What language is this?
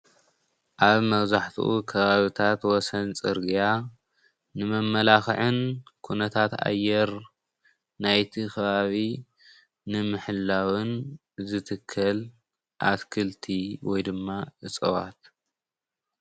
Tigrinya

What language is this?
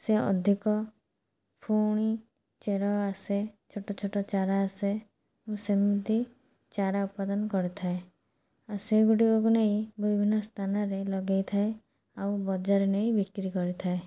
Odia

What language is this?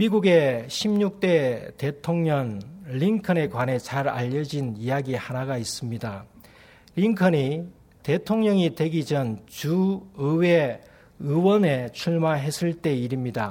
Korean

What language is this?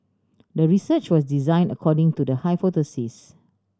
English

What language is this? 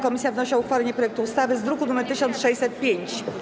Polish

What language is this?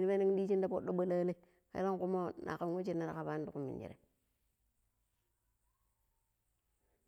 Pero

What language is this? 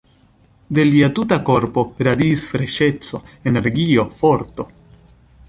Esperanto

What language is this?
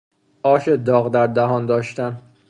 Persian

